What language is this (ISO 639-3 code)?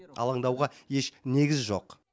kaz